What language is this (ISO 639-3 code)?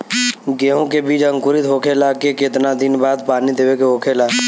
bho